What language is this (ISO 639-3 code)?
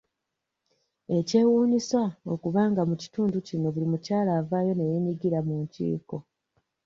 lug